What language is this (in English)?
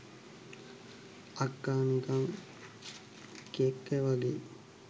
Sinhala